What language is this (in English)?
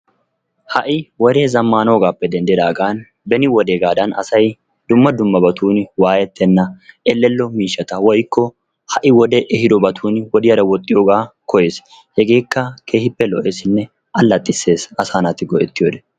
Wolaytta